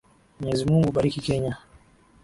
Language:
Swahili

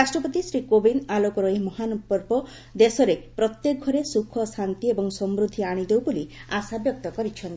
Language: Odia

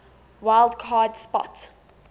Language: English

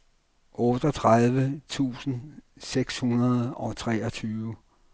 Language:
Danish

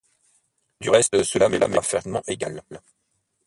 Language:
French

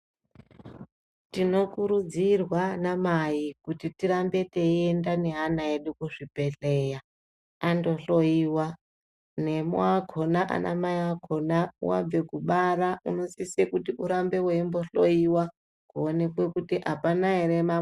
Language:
Ndau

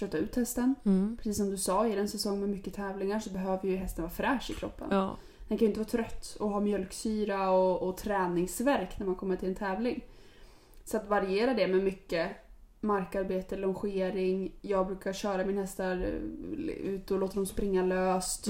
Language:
Swedish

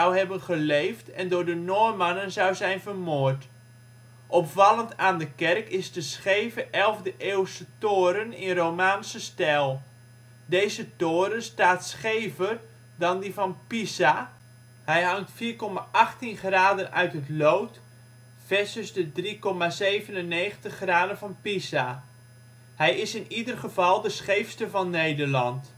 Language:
Dutch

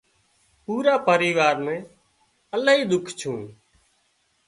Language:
Wadiyara Koli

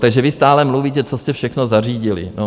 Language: Czech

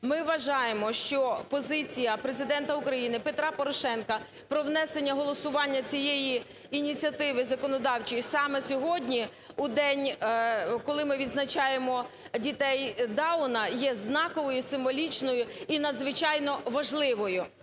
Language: Ukrainian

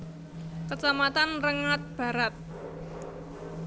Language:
Javanese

